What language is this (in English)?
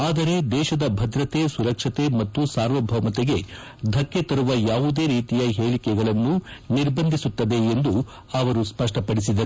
Kannada